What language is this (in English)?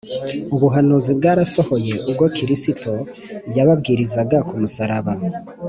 Kinyarwanda